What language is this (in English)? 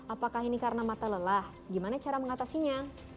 Indonesian